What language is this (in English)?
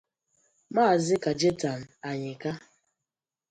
Igbo